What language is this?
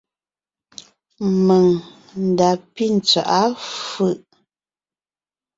Ngiemboon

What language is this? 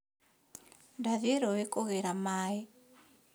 Kikuyu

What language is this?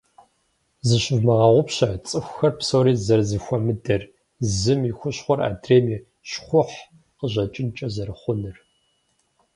Kabardian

